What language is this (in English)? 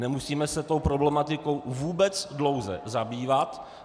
Czech